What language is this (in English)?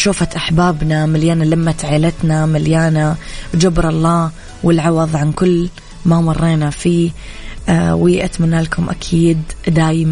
Arabic